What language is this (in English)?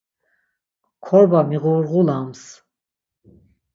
Laz